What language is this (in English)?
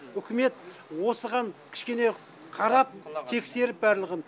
Kazakh